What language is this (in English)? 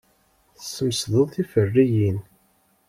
Kabyle